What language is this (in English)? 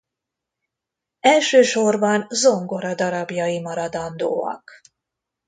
Hungarian